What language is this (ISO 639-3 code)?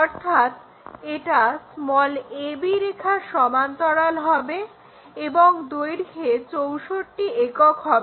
ben